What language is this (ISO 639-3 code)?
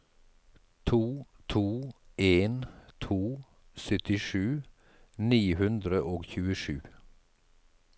nor